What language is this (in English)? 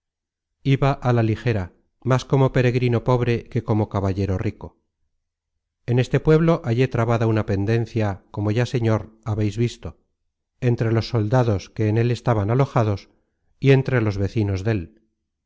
Spanish